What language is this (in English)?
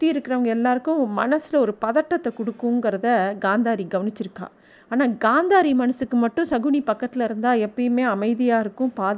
Tamil